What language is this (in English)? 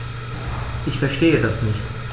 German